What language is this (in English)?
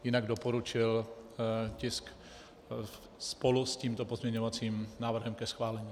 Czech